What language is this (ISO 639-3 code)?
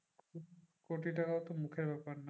ben